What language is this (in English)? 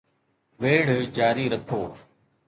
Sindhi